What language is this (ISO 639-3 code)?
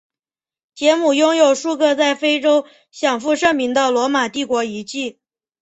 zho